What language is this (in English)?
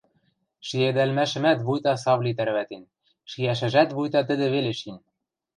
Western Mari